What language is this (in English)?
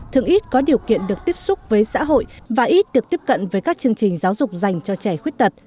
Vietnamese